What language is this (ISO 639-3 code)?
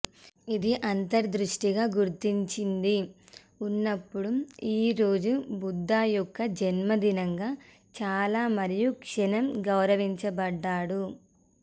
tel